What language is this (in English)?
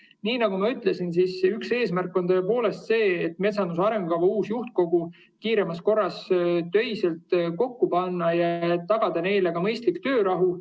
Estonian